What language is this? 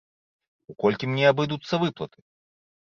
Belarusian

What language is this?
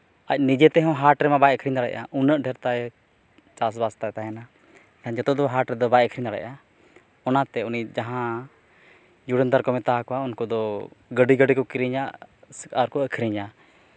Santali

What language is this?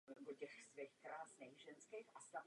Czech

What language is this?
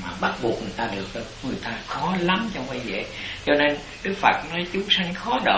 Vietnamese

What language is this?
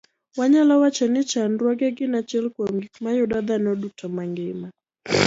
Luo (Kenya and Tanzania)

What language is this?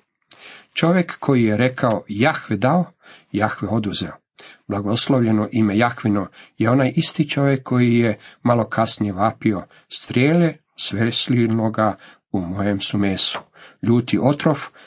Croatian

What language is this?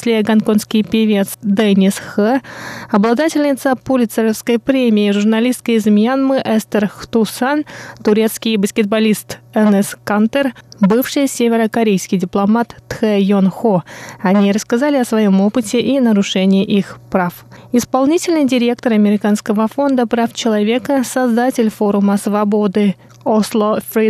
Russian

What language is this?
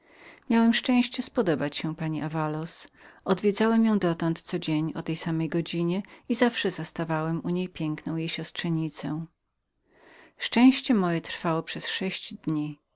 Polish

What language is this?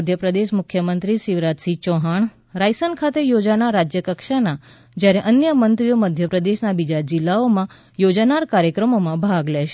Gujarati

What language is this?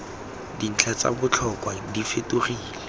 Tswana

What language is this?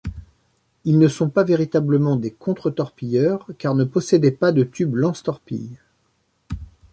French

